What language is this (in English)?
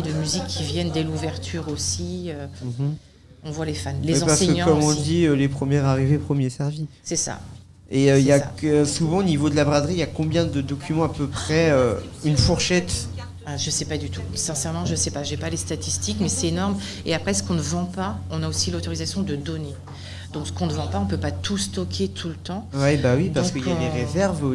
French